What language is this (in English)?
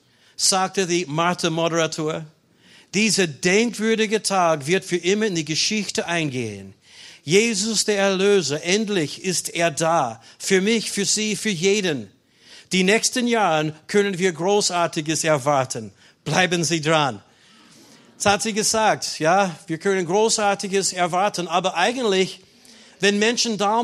German